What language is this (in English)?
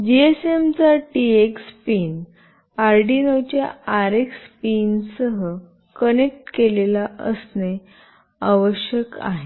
Marathi